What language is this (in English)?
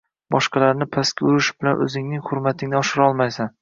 Uzbek